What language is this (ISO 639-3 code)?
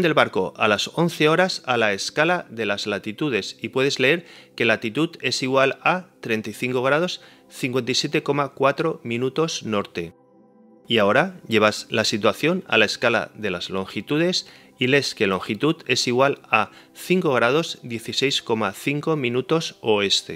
spa